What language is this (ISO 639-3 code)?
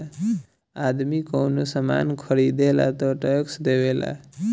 bho